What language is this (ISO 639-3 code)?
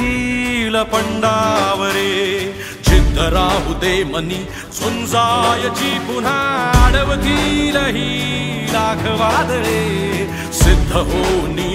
ara